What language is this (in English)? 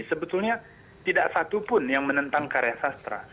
Indonesian